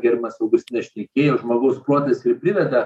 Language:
Lithuanian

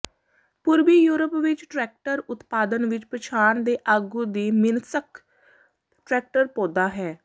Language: Punjabi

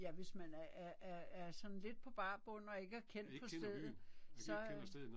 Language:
Danish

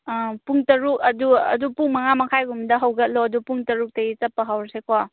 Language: Manipuri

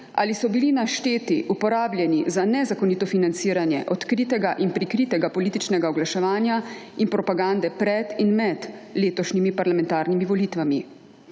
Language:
Slovenian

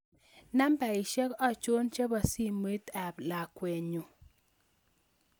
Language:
Kalenjin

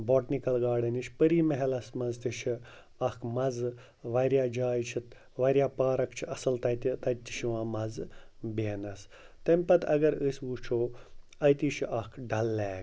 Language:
Kashmiri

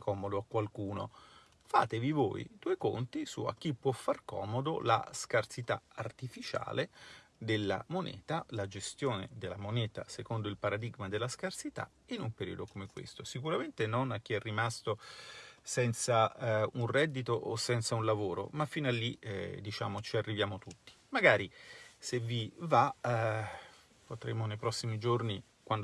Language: Italian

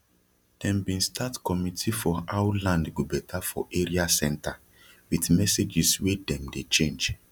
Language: Nigerian Pidgin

